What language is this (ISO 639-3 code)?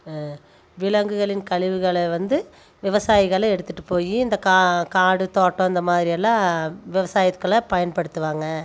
tam